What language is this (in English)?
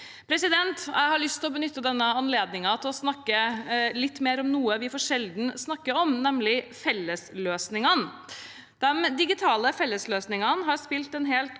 Norwegian